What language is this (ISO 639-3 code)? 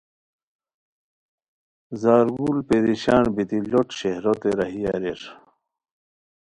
khw